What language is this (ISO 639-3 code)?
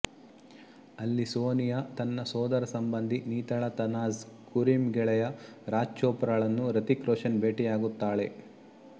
kan